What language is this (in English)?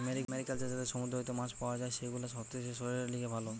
Bangla